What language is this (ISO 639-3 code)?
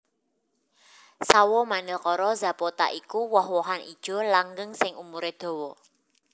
jav